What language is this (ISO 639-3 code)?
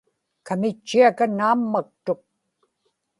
ipk